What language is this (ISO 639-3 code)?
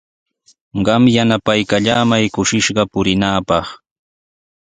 qws